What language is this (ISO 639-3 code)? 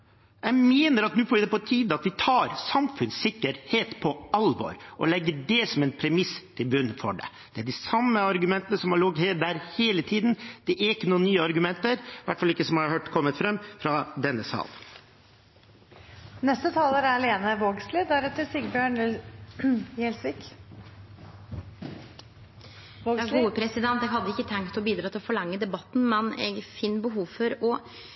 nor